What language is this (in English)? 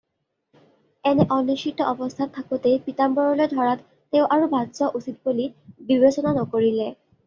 Assamese